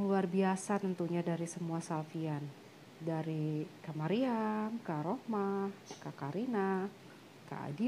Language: Indonesian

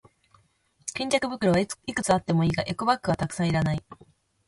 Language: Japanese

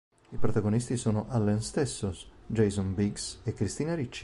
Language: Italian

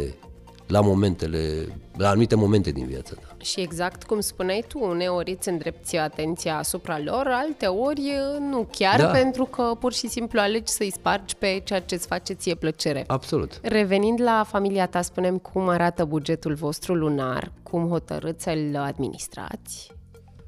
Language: Romanian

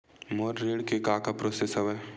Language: Chhattisgarhi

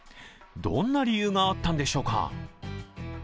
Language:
Japanese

